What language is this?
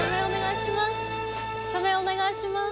Japanese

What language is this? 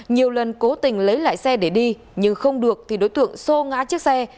Vietnamese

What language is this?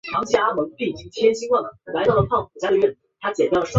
Chinese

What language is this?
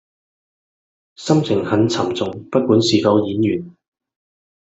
Cantonese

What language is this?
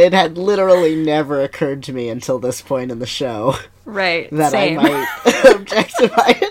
English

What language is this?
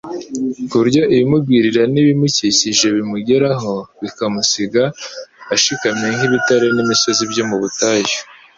Kinyarwanda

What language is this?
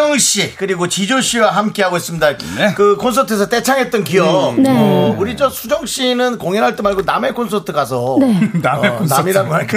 Korean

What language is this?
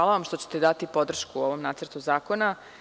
Serbian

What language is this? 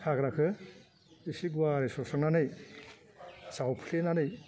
Bodo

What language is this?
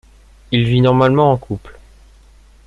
French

